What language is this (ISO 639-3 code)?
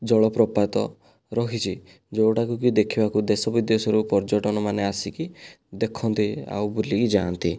ori